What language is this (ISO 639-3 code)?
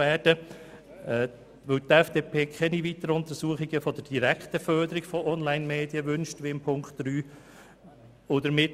gsw